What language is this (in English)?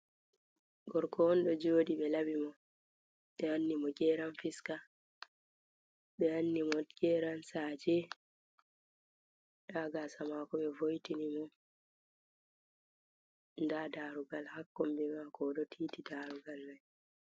Fula